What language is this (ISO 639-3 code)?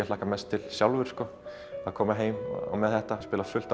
isl